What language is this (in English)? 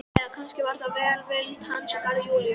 Icelandic